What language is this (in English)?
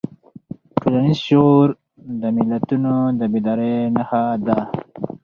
Pashto